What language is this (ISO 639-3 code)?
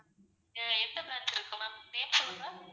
tam